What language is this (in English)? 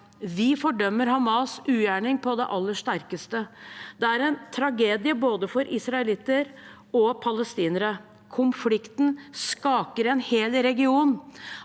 Norwegian